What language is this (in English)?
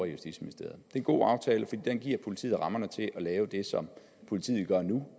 Danish